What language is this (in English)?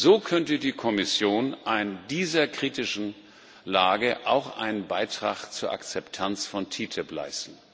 German